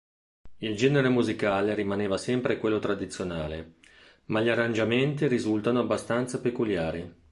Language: Italian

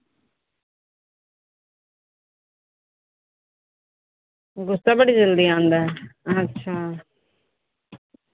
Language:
Dogri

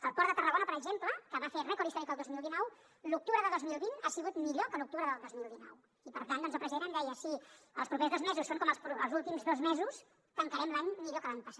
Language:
Catalan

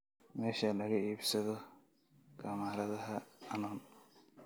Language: Somali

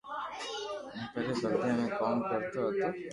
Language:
Loarki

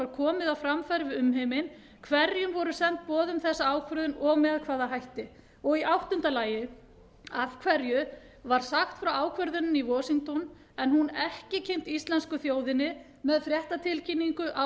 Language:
Icelandic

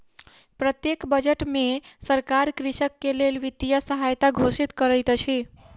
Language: Maithili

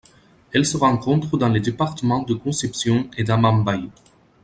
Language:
French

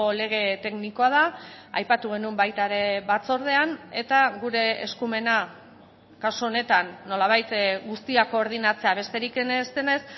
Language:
Basque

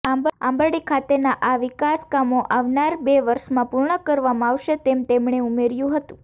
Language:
Gujarati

